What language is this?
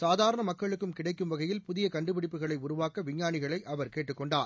Tamil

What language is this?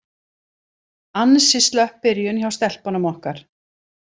Icelandic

